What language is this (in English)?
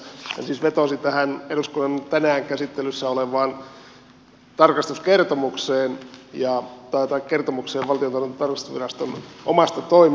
Finnish